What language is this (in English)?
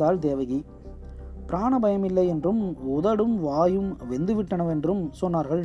Tamil